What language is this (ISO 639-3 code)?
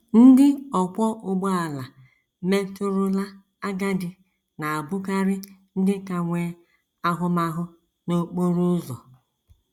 ibo